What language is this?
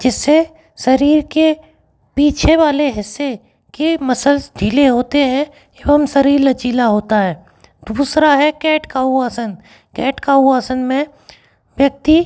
Hindi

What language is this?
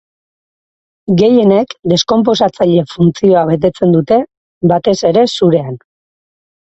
Basque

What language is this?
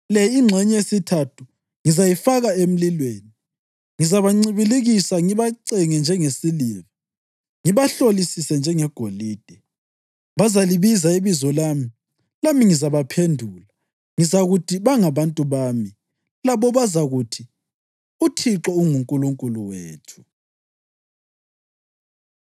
North Ndebele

